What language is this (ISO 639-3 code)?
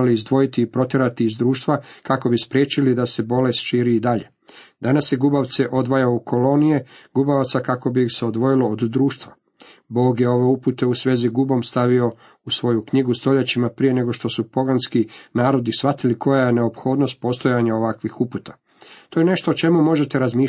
hrv